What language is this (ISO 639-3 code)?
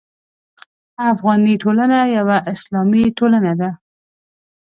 pus